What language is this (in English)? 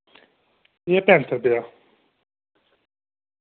Dogri